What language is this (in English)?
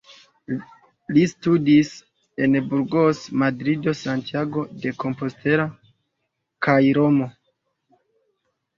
Esperanto